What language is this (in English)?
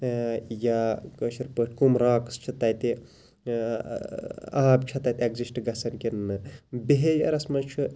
Kashmiri